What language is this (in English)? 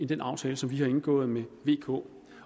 Danish